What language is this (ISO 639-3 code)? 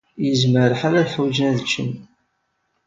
kab